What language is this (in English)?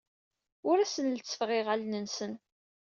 Kabyle